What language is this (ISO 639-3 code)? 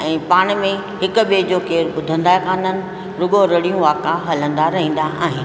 snd